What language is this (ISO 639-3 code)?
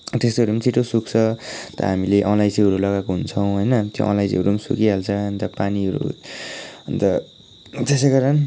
nep